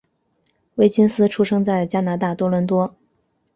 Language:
Chinese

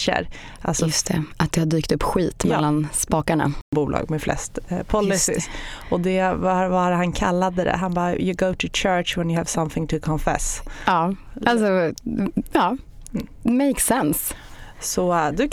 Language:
Swedish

